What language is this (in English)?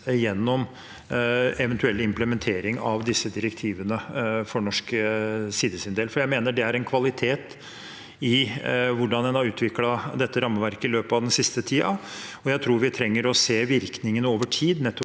Norwegian